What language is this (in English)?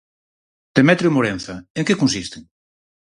Galician